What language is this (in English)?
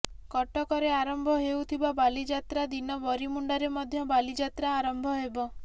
Odia